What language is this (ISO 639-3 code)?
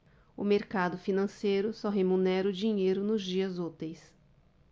por